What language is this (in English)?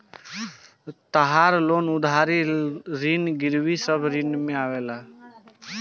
Bhojpuri